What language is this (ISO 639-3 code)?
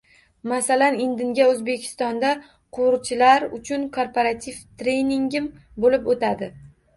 uzb